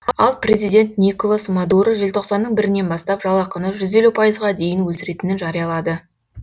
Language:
Kazakh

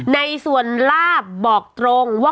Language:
Thai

